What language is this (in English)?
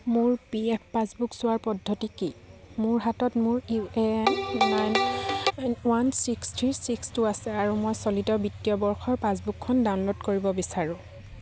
Assamese